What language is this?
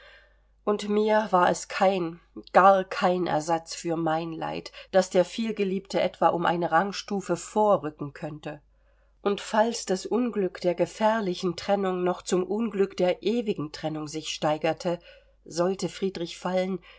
German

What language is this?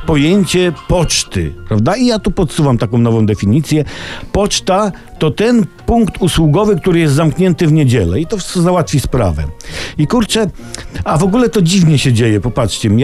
Polish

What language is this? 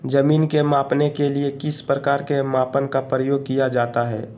Magahi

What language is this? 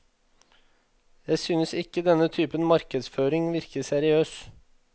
Norwegian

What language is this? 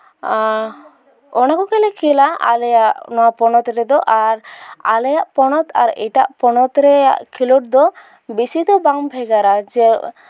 Santali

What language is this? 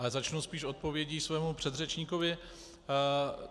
Czech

